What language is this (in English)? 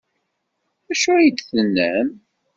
Kabyle